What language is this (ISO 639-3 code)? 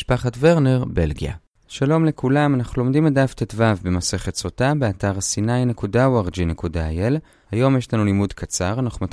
heb